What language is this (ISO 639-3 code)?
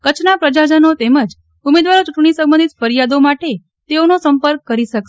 guj